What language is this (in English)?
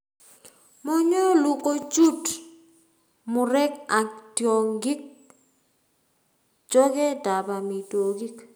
Kalenjin